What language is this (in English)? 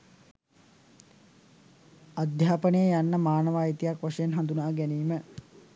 Sinhala